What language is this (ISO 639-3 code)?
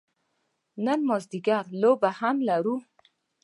pus